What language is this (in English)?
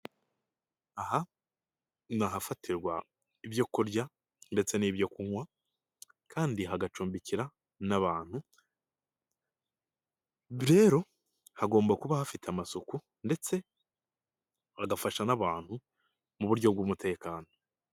Kinyarwanda